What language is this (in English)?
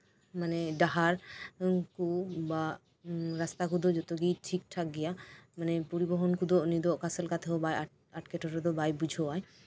Santali